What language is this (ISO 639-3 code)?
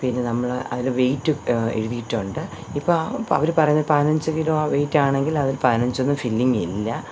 mal